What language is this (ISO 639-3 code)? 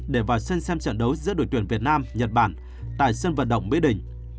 vie